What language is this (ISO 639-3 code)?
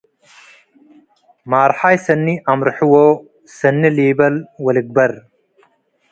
tig